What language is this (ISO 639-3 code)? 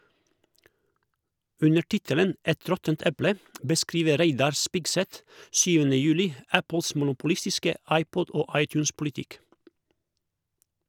nor